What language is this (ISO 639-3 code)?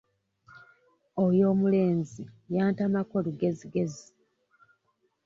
lug